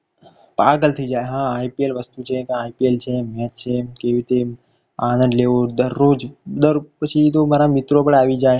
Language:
Gujarati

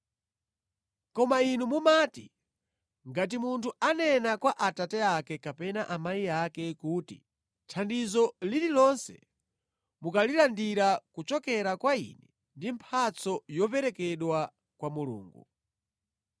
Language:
Nyanja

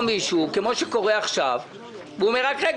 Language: Hebrew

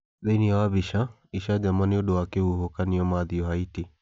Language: Kikuyu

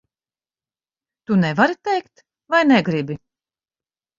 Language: Latvian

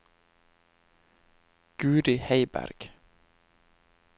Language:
Norwegian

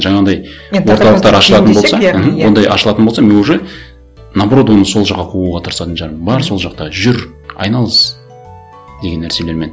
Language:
Kazakh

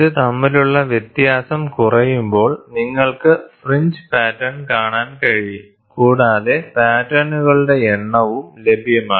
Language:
Malayalam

